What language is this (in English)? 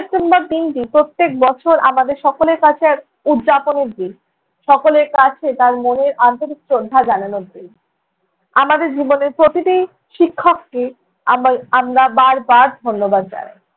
Bangla